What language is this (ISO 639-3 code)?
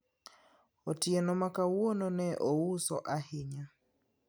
luo